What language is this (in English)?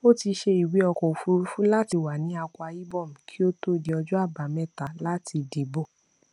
Yoruba